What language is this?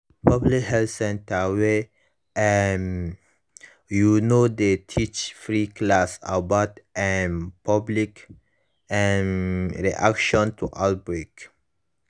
Nigerian Pidgin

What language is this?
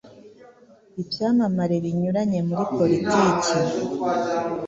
Kinyarwanda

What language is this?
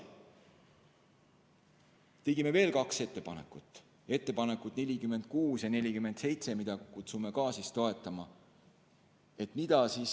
Estonian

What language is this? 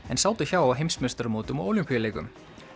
Icelandic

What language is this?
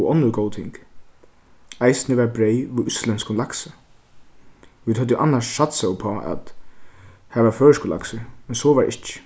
Faroese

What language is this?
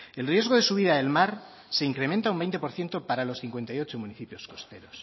Spanish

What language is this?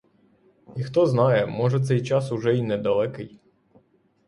Ukrainian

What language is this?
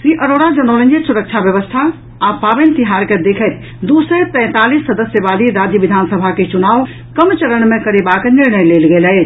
Maithili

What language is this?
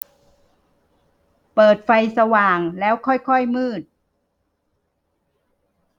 Thai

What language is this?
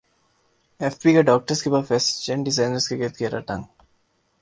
Urdu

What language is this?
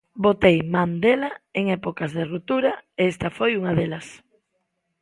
Galician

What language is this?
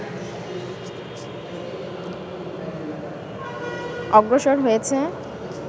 Bangla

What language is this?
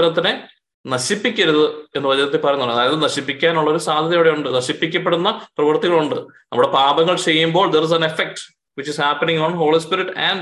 Malayalam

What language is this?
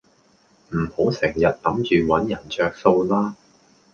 Cantonese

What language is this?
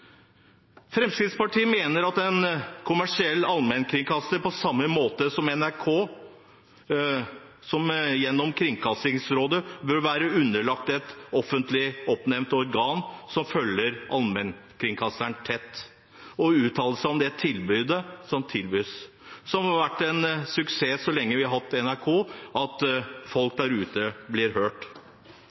Norwegian Bokmål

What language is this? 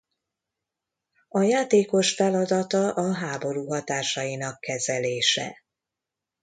Hungarian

